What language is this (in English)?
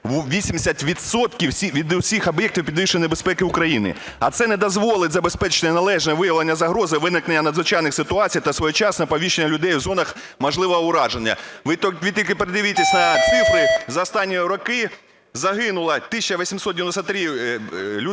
Ukrainian